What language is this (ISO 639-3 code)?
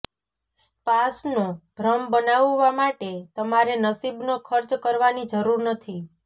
guj